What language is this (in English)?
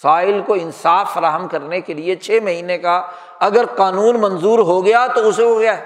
Urdu